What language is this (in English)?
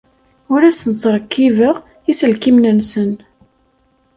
Kabyle